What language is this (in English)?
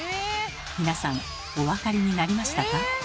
Japanese